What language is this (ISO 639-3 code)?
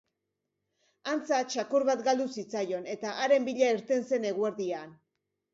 eus